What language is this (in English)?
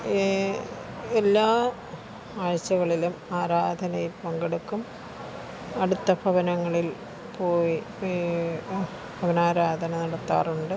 Malayalam